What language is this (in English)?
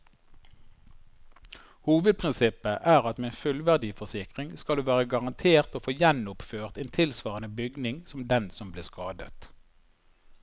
Norwegian